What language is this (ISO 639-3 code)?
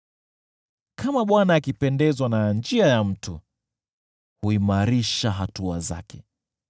swa